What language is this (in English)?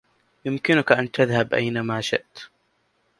Arabic